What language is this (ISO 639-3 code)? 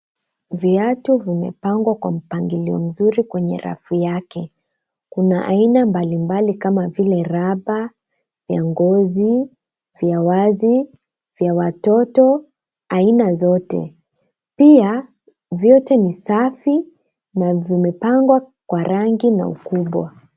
swa